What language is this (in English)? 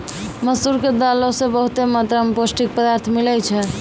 Maithili